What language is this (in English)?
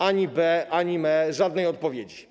Polish